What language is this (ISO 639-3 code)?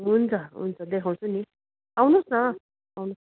nep